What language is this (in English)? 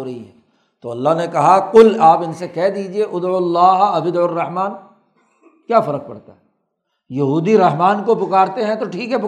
Urdu